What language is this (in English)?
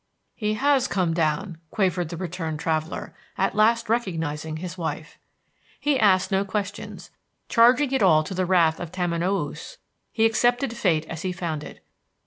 English